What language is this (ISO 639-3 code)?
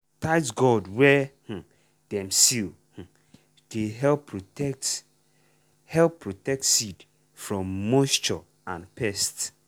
pcm